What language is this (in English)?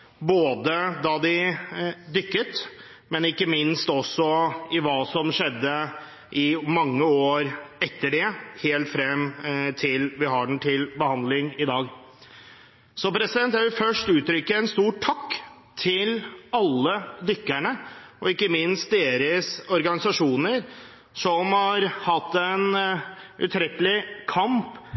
Norwegian Bokmål